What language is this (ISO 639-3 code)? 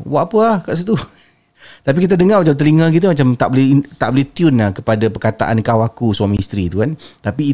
msa